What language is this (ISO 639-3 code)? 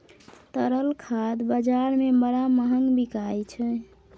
mai